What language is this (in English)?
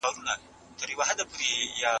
Pashto